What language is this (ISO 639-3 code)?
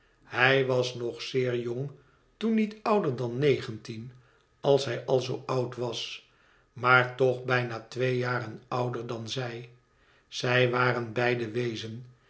nld